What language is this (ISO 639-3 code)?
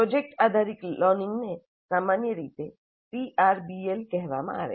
guj